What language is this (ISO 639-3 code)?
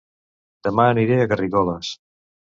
cat